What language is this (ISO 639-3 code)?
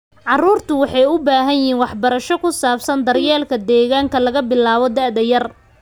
som